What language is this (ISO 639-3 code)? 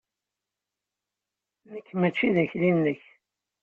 kab